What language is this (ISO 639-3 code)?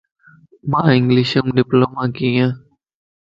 lss